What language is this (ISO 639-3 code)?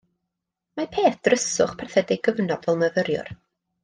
cym